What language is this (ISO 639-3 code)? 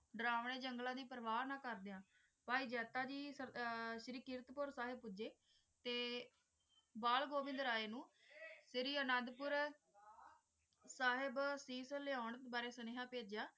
pan